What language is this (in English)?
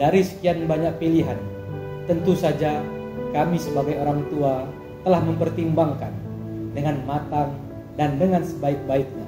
Indonesian